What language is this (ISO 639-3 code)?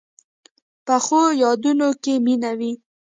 pus